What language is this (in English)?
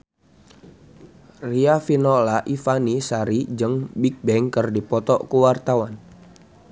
Sundanese